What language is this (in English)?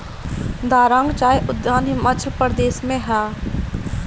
Bhojpuri